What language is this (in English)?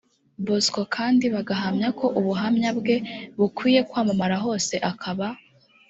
Kinyarwanda